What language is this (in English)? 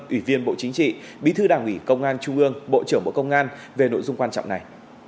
Vietnamese